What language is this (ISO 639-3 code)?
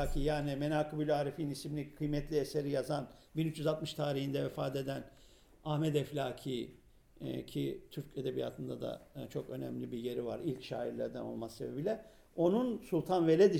tur